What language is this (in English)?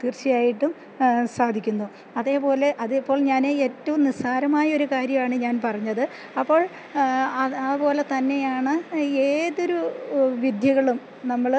Malayalam